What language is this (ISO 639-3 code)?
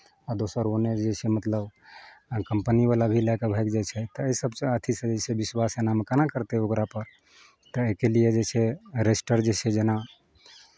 mai